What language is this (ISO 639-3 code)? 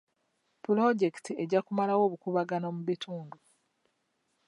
lug